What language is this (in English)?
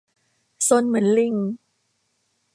Thai